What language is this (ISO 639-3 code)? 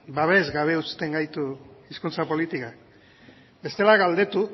eus